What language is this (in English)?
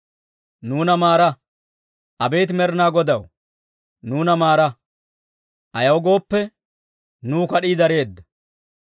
Dawro